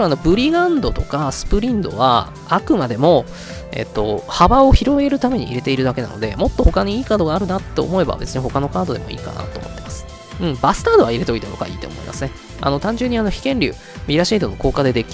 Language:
Japanese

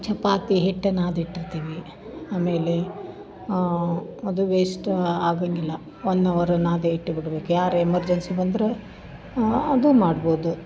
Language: Kannada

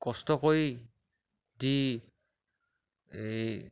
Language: Assamese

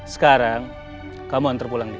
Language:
Indonesian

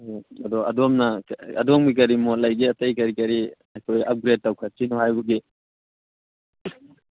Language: Manipuri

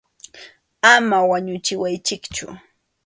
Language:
Arequipa-La Unión Quechua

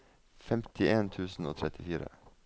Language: Norwegian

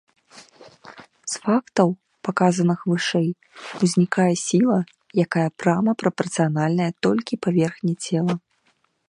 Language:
Belarusian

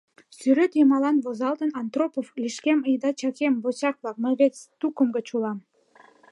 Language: Mari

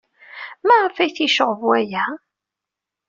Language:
Kabyle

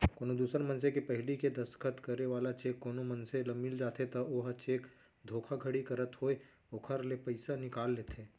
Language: Chhattisgarhi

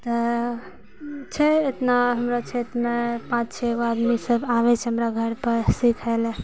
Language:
Maithili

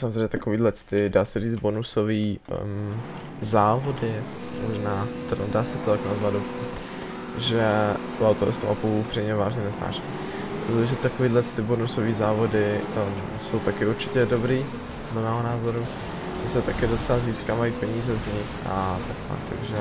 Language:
Czech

